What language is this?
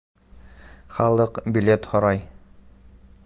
Bashkir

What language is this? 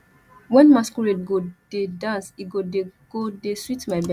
Nigerian Pidgin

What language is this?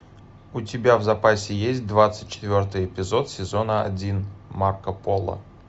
Russian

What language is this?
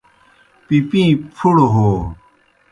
Kohistani Shina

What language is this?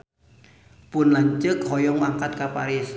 Sundanese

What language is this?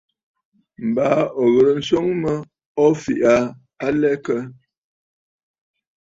Bafut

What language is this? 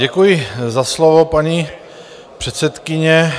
Czech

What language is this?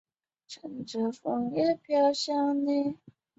Chinese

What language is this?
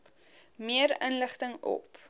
Afrikaans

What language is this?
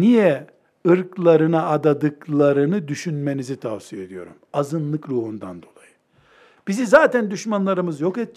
Turkish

